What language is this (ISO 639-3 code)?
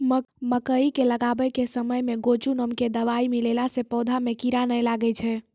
mai